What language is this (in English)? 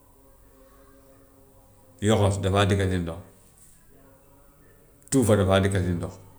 Gambian Wolof